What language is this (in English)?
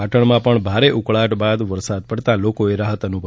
Gujarati